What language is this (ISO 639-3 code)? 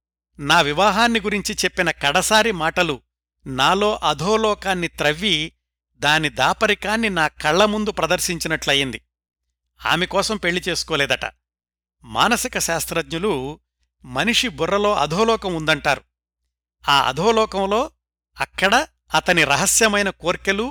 tel